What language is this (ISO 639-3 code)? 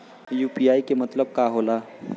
bho